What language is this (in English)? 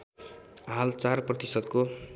Nepali